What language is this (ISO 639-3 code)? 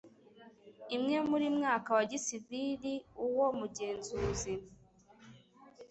kin